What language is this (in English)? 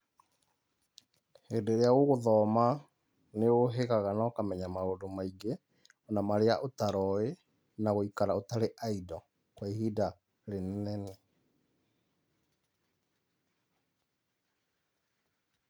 Kikuyu